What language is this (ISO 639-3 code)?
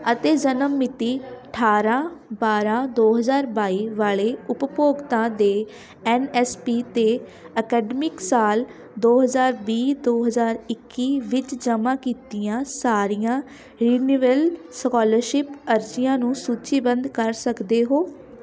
pan